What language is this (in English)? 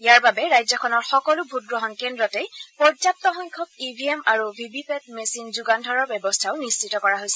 Assamese